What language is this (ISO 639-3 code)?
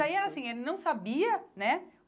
por